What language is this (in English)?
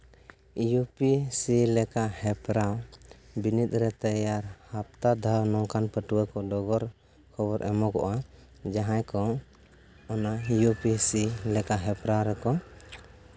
Santali